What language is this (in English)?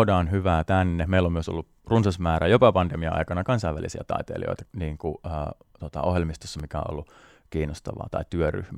Finnish